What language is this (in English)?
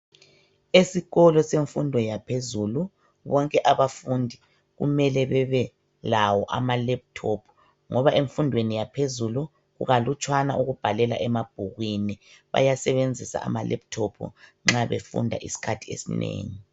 North Ndebele